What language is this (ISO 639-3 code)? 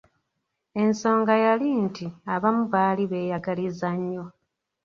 lug